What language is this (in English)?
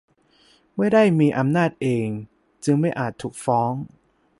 Thai